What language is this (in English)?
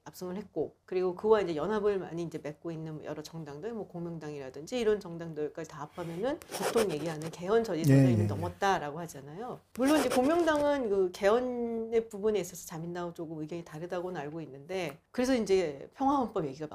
Korean